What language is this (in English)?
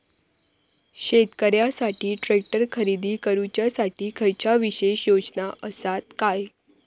Marathi